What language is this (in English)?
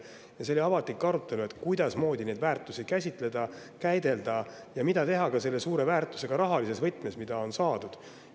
Estonian